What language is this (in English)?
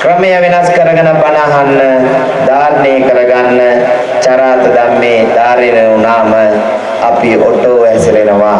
Sinhala